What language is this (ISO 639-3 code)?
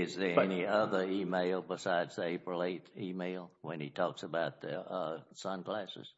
eng